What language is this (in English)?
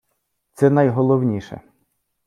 Ukrainian